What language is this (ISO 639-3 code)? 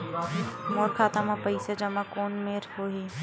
hne